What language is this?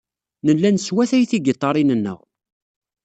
Kabyle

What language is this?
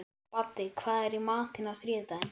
Icelandic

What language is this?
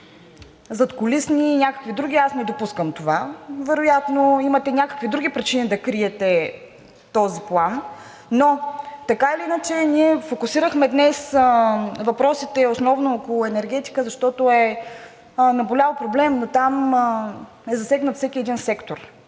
Bulgarian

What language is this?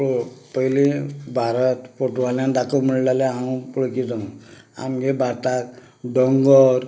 Konkani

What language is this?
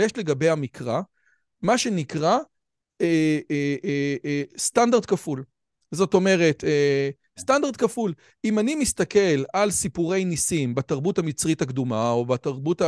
Hebrew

